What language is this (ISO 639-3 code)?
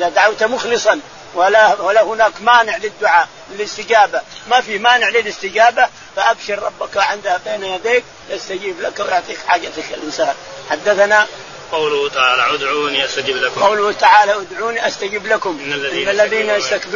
ara